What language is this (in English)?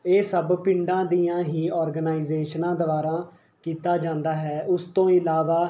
Punjabi